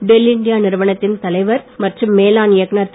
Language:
Tamil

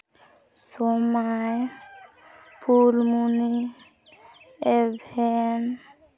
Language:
Santali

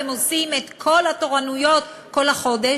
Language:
Hebrew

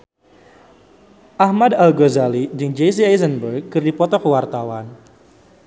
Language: Sundanese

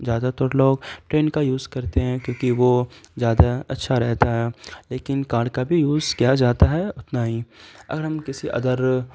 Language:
Urdu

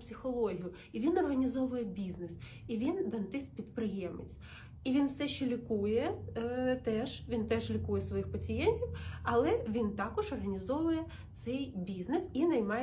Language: Ukrainian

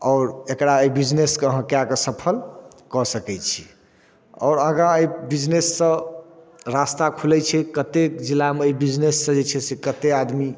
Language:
Maithili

